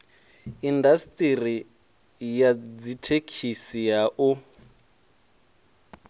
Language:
Venda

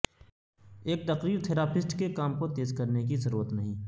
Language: Urdu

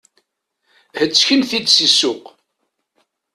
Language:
Kabyle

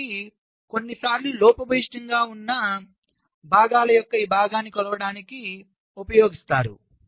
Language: Telugu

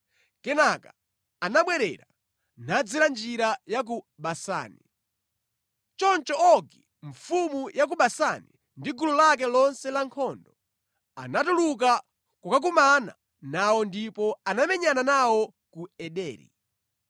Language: Nyanja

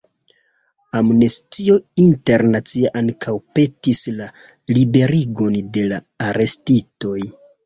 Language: Esperanto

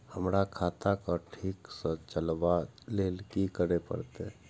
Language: Maithili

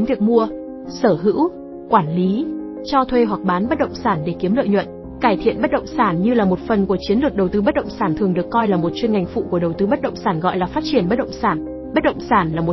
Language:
Vietnamese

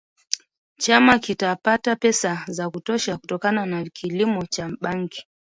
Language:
Swahili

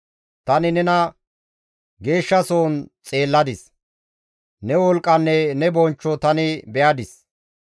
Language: Gamo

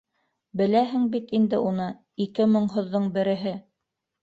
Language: Bashkir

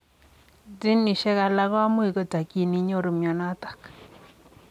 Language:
Kalenjin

